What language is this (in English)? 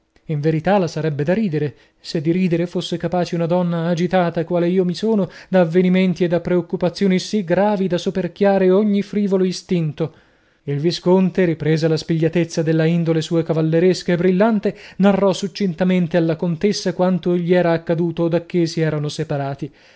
Italian